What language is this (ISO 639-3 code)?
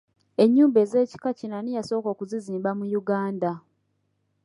lug